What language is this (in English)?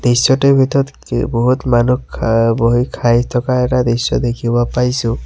Assamese